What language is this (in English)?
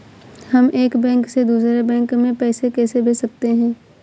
Hindi